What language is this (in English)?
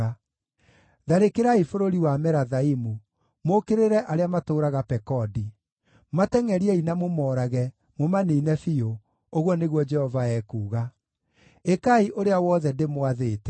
Kikuyu